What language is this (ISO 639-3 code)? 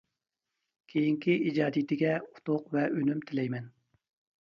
uig